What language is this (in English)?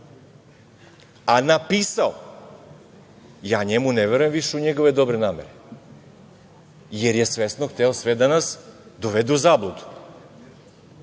Serbian